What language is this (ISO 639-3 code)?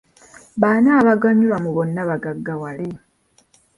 lug